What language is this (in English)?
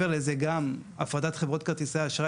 Hebrew